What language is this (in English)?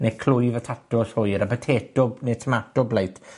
Welsh